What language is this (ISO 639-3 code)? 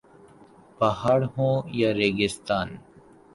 urd